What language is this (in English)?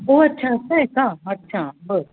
Marathi